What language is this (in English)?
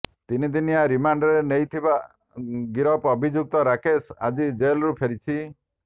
Odia